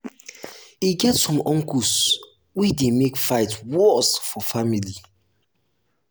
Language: Nigerian Pidgin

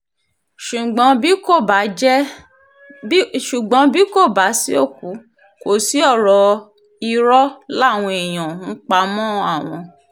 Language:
Yoruba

